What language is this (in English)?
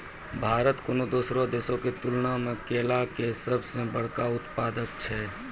Maithili